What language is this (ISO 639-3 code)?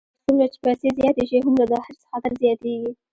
pus